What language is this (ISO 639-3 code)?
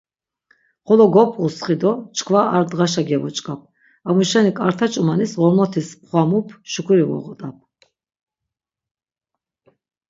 lzz